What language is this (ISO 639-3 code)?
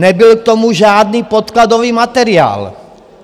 ces